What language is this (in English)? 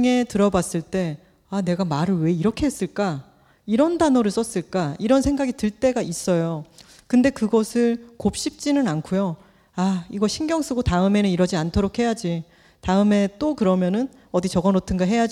Korean